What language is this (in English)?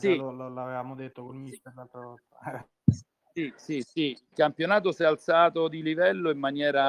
Italian